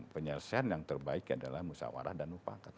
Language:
Indonesian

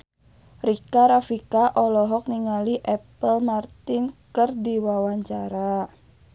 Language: Sundanese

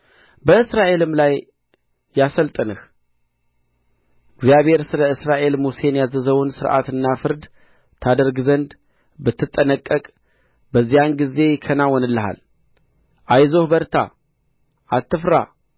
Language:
Amharic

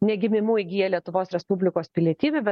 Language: Lithuanian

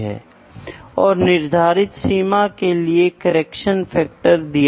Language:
Hindi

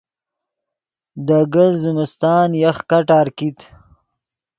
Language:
Yidgha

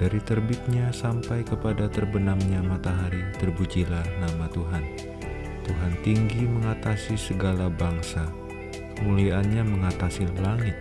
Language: Indonesian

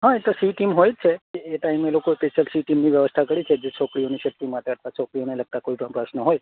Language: Gujarati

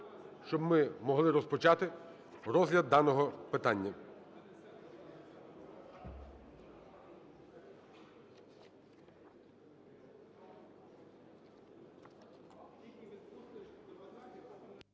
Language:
Ukrainian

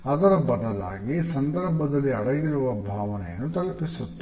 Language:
Kannada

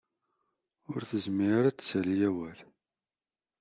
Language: Kabyle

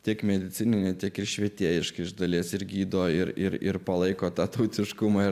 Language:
Lithuanian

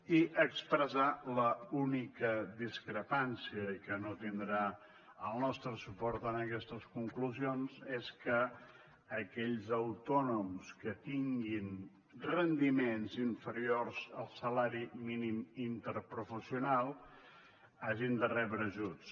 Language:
Catalan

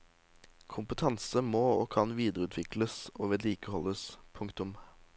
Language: Norwegian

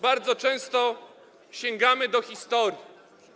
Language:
Polish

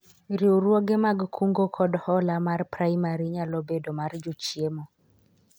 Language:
Luo (Kenya and Tanzania)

